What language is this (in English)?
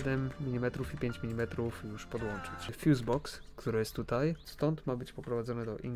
Polish